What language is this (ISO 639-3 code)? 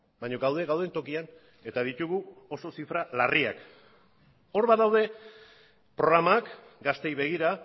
eus